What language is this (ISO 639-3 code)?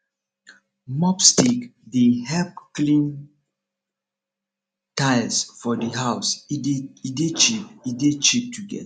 pcm